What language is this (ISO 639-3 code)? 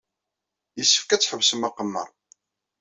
kab